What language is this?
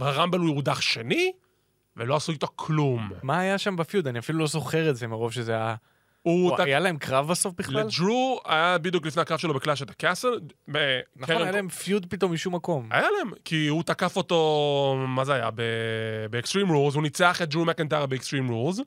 Hebrew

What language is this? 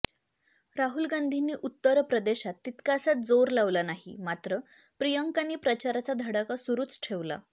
Marathi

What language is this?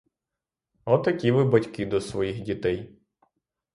Ukrainian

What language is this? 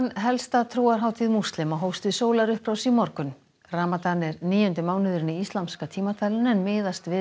Icelandic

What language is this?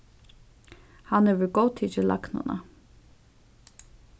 Faroese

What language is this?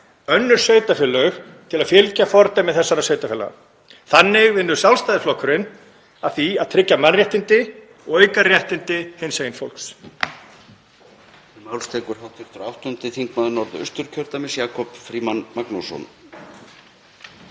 Icelandic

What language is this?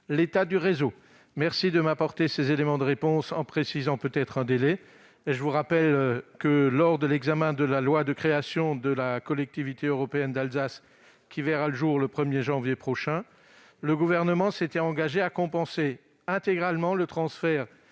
French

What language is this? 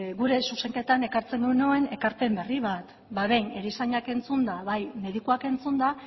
Basque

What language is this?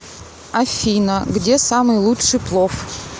Russian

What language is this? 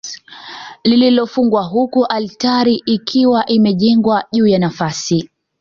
Swahili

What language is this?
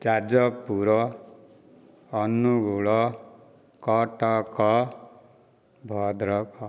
Odia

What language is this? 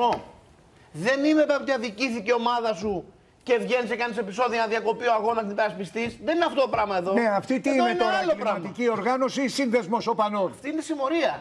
Greek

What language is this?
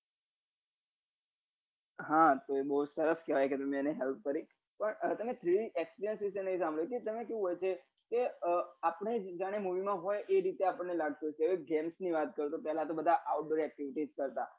Gujarati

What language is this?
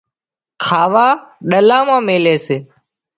Wadiyara Koli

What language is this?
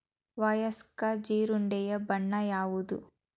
Kannada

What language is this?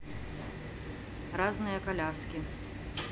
Russian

